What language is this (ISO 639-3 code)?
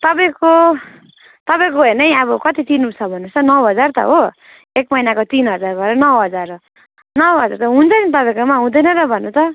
nep